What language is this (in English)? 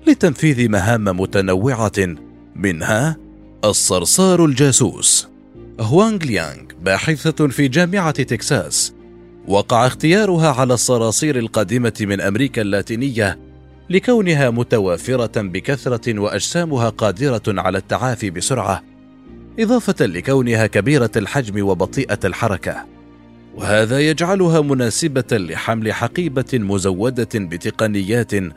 Arabic